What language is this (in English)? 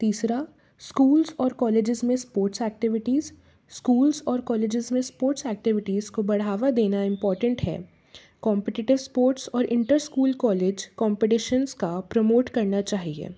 Hindi